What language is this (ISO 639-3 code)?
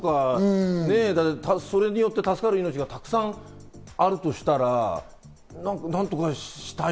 jpn